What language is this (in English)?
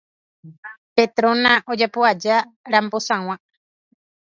Guarani